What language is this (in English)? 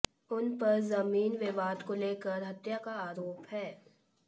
Hindi